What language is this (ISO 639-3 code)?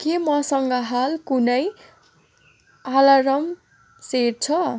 nep